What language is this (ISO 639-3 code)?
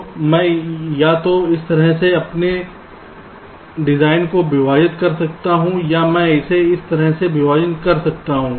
hin